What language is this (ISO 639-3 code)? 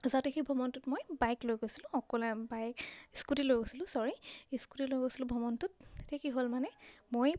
asm